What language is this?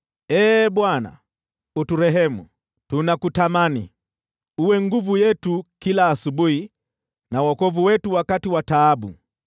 Swahili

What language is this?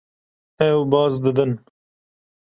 Kurdish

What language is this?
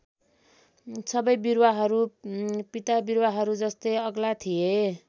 Nepali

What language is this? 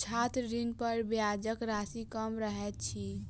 Maithili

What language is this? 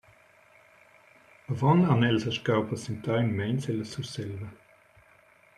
Romansh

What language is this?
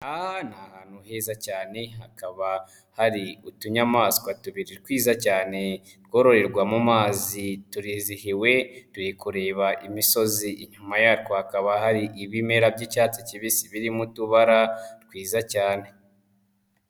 Kinyarwanda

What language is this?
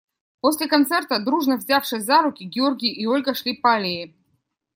Russian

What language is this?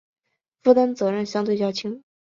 Chinese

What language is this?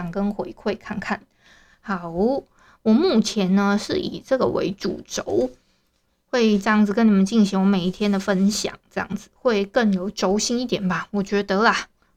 Chinese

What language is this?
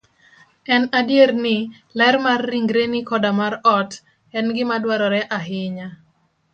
Luo (Kenya and Tanzania)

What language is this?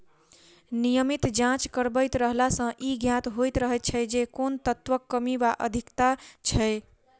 Maithili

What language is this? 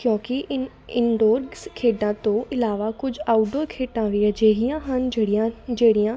Punjabi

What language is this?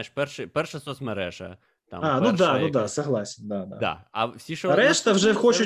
Ukrainian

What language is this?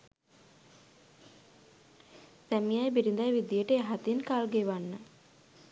Sinhala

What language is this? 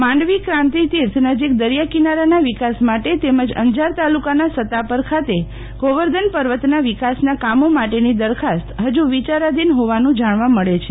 Gujarati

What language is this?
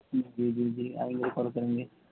Urdu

